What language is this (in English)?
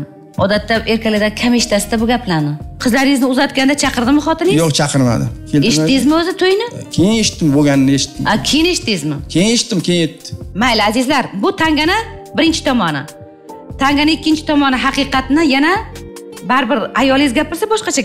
Turkish